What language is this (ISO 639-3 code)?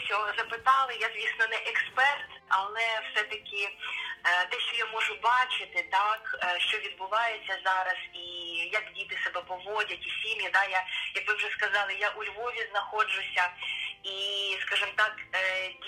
ukr